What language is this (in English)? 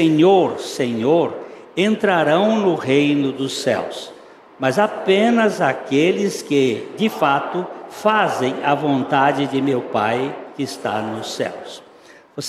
Portuguese